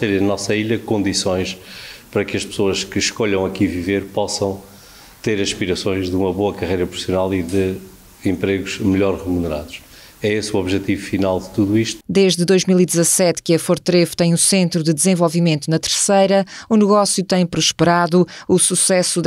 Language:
Portuguese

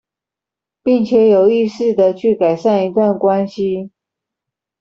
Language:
Chinese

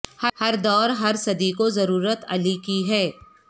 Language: Urdu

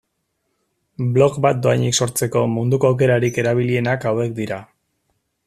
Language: Basque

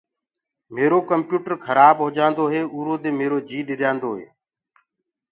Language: Gurgula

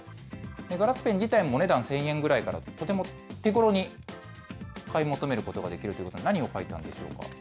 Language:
Japanese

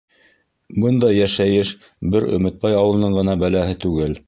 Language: Bashkir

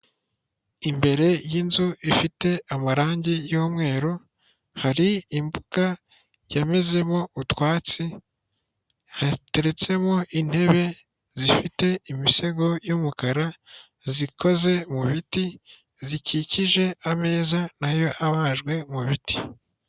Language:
Kinyarwanda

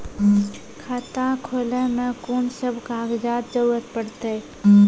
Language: Maithili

